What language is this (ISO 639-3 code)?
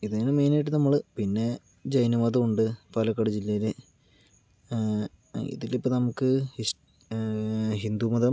mal